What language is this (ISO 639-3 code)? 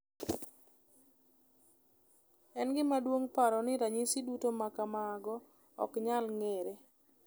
luo